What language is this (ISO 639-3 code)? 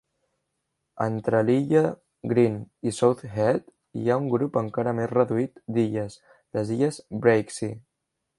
cat